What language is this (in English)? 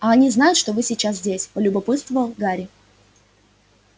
Russian